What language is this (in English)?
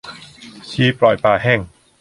Thai